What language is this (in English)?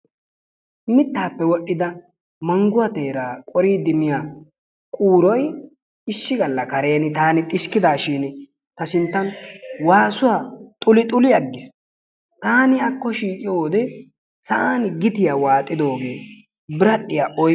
Wolaytta